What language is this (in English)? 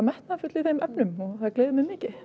Icelandic